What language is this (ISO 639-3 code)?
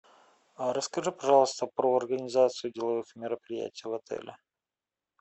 rus